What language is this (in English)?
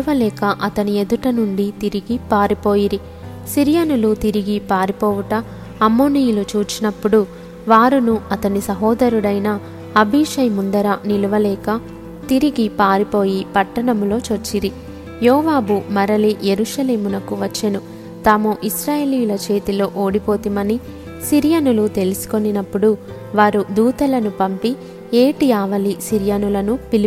Telugu